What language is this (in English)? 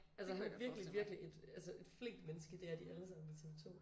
Danish